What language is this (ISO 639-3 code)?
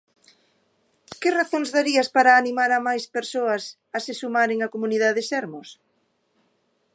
glg